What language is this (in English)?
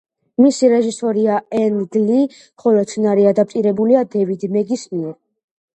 Georgian